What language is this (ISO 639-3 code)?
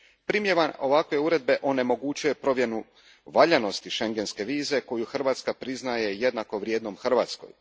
hrv